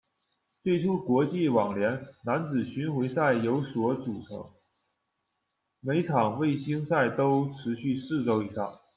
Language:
Chinese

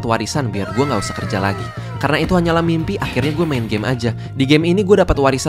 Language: Indonesian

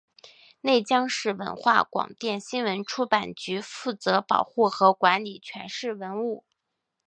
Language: Chinese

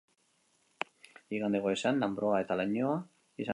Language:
Basque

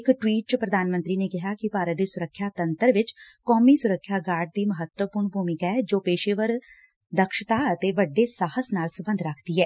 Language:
Punjabi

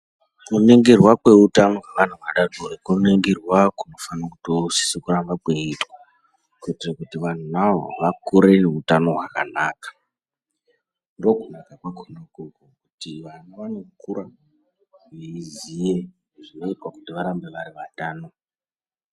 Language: Ndau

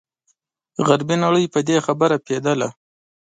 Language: Pashto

